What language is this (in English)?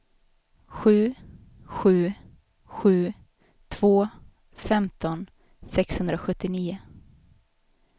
Swedish